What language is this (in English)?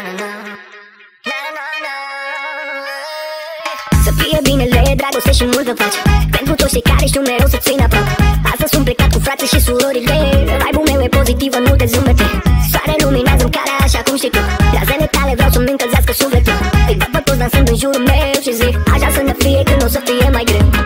Romanian